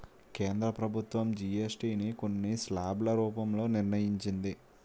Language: Telugu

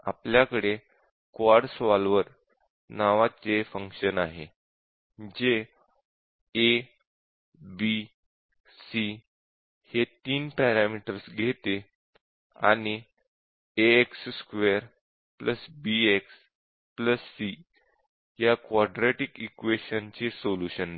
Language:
Marathi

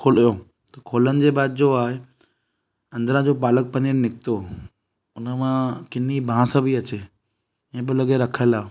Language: Sindhi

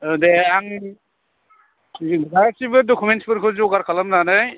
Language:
Bodo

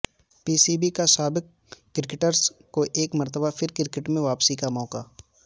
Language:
Urdu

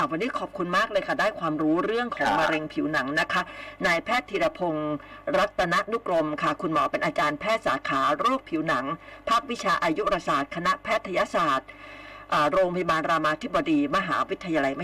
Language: Thai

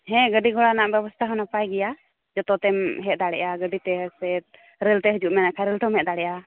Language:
Santali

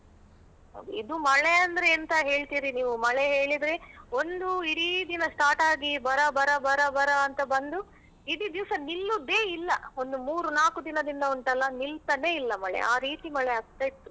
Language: Kannada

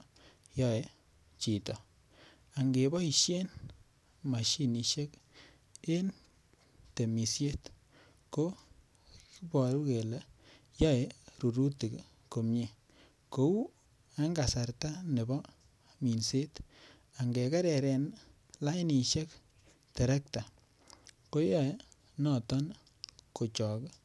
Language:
Kalenjin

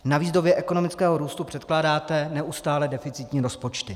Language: Czech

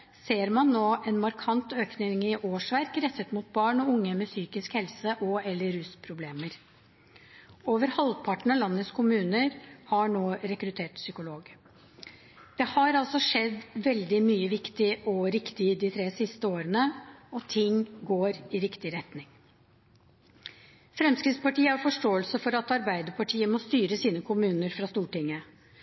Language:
Norwegian Bokmål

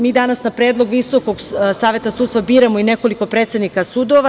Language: Serbian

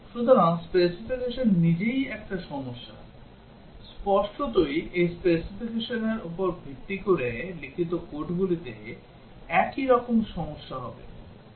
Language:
Bangla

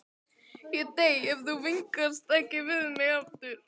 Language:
Icelandic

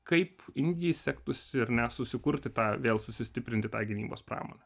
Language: Lithuanian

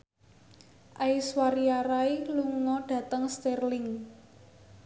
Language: Javanese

